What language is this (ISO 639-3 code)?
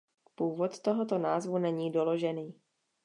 ces